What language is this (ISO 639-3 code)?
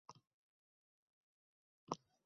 uzb